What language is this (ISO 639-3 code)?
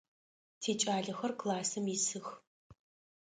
ady